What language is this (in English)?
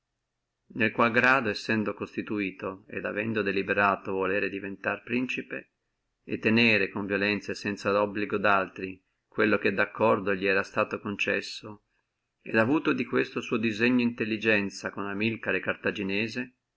Italian